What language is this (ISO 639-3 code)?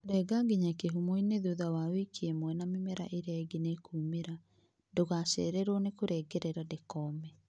kik